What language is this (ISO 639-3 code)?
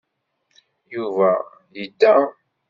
kab